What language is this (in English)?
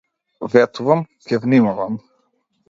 Macedonian